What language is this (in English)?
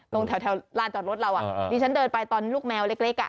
Thai